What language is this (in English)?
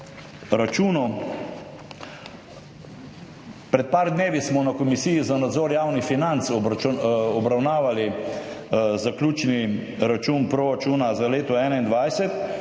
Slovenian